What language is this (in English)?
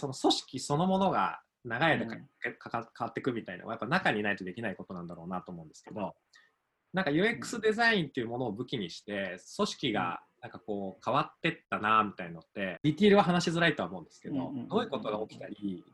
Japanese